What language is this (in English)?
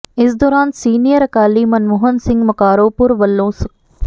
Punjabi